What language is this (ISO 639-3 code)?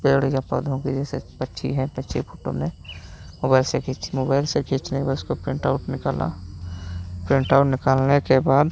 hin